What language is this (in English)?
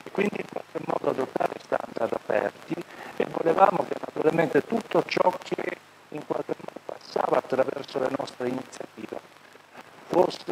Italian